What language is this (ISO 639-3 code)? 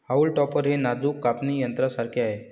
mar